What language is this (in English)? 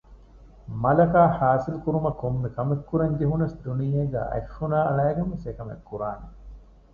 Divehi